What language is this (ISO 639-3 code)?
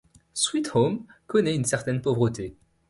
fra